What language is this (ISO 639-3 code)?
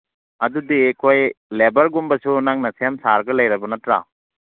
mni